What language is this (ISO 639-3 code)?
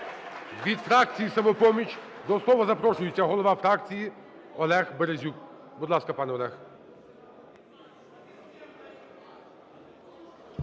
ukr